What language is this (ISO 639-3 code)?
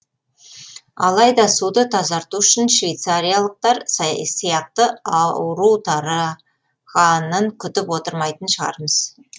kaz